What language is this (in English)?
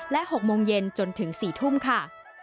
Thai